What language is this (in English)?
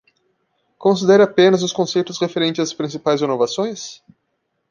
Portuguese